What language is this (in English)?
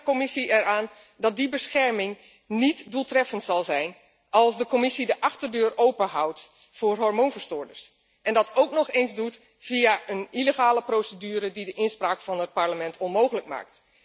Dutch